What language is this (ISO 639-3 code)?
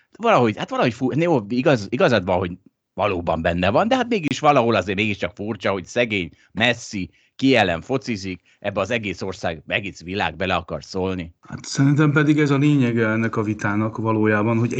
hun